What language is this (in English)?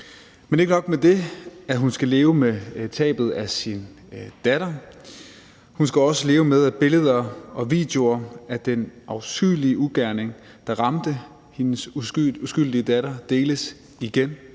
Danish